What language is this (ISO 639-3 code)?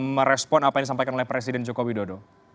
ind